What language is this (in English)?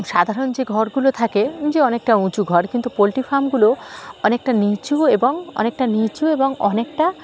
Bangla